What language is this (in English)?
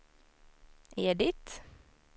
Swedish